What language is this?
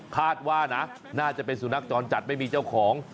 Thai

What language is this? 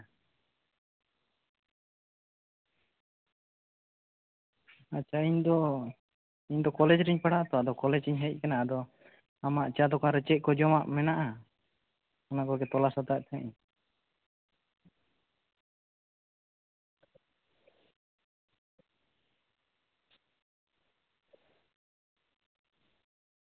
Santali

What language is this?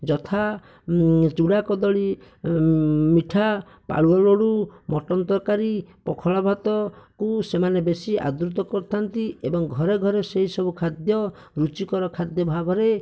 Odia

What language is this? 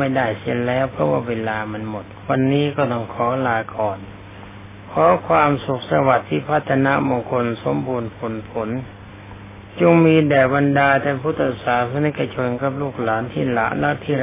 Thai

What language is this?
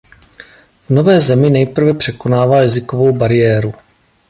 Czech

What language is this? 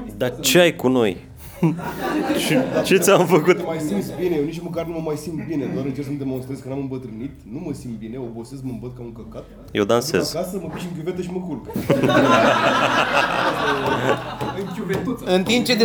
Romanian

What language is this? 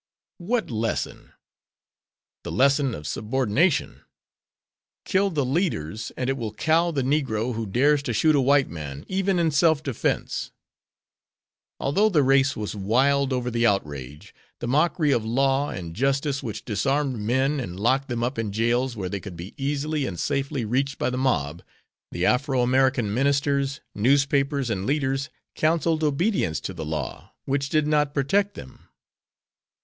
English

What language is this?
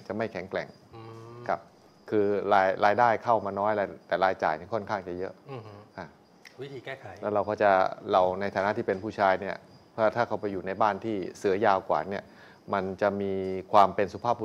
Thai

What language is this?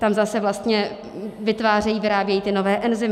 Czech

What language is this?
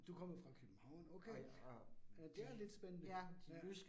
Danish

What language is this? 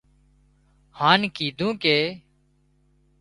Wadiyara Koli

